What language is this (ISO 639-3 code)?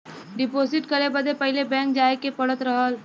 bho